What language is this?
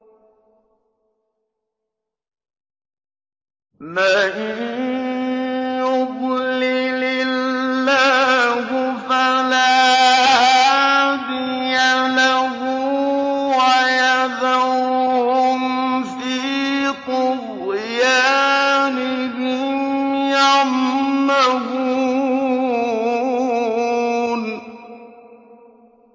Arabic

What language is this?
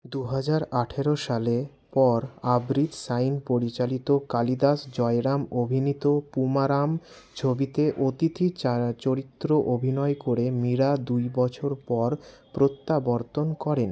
Bangla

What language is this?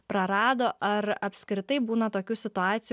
Lithuanian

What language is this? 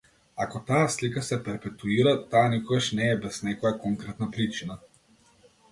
Macedonian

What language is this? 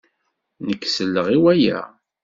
Kabyle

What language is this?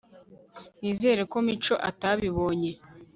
Kinyarwanda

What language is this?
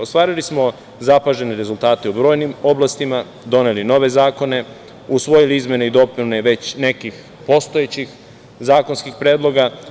Serbian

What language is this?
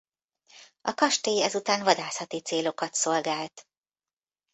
Hungarian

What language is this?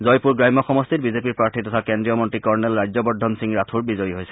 Assamese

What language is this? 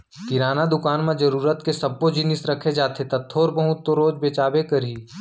Chhattisgarhi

